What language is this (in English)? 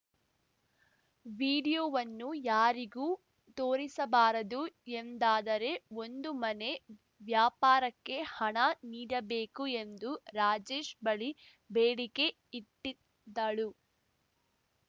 Kannada